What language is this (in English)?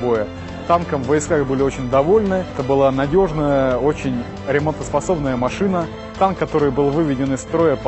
Russian